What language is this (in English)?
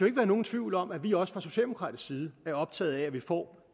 Danish